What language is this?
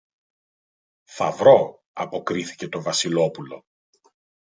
Greek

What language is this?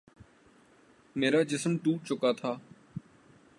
Urdu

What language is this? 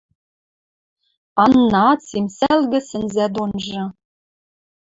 Western Mari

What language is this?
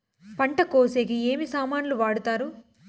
Telugu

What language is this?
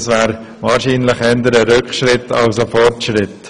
Swiss German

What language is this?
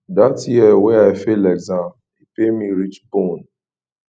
Nigerian Pidgin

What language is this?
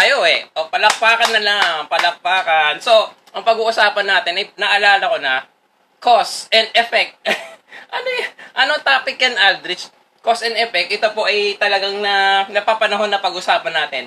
Filipino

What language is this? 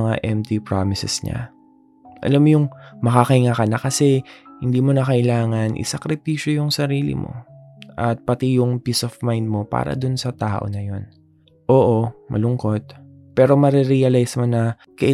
Filipino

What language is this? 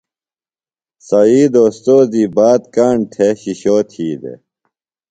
Phalura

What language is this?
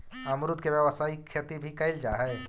Magahi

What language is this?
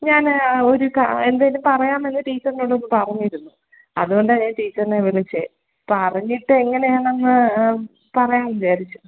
Malayalam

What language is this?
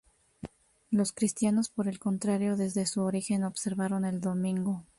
Spanish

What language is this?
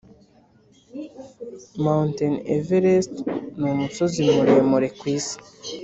Kinyarwanda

